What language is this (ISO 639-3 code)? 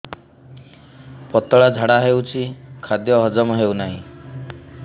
ori